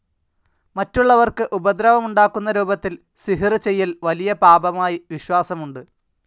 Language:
Malayalam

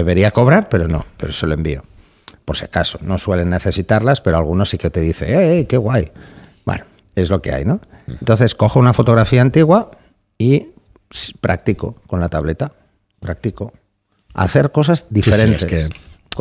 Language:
Spanish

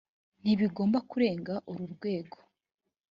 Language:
Kinyarwanda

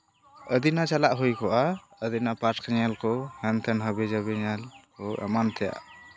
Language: Santali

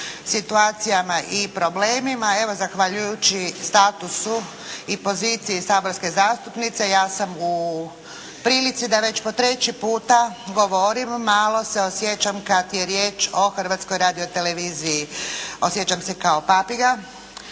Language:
Croatian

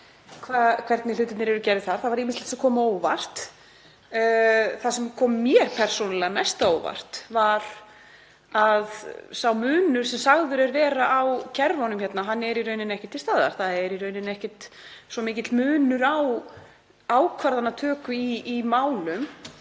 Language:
Icelandic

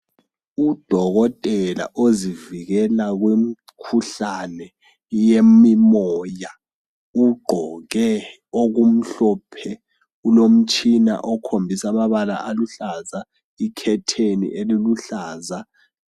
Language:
North Ndebele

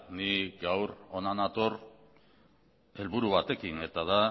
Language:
Basque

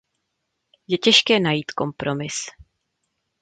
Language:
Czech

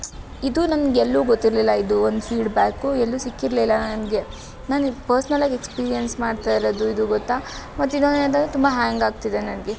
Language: Kannada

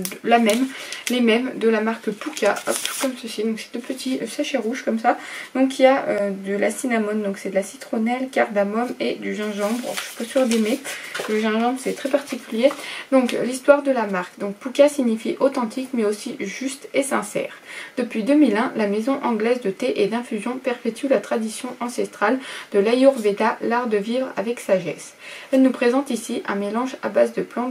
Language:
French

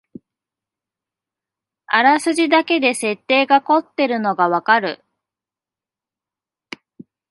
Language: Japanese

